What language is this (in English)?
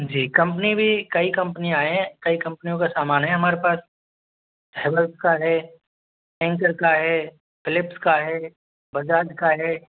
Hindi